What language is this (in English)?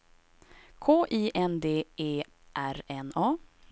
Swedish